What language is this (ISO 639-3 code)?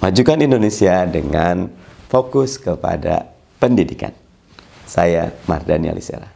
ind